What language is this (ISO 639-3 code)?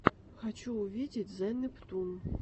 rus